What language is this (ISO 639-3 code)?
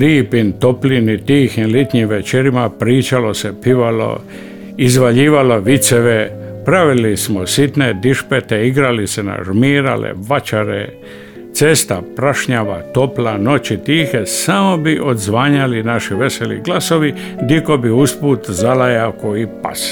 hrv